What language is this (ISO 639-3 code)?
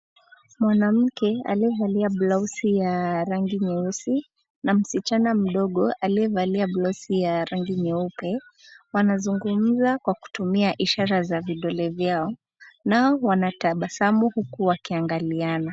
swa